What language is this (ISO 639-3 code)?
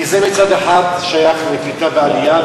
heb